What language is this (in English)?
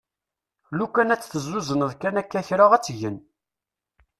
Kabyle